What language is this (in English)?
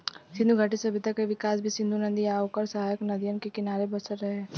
Bhojpuri